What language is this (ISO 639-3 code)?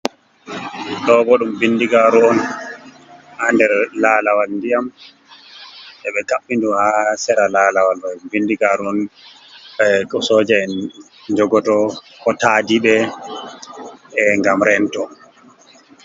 ful